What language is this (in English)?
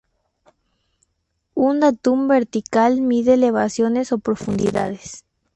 Spanish